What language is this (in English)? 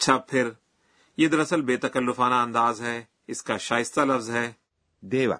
Urdu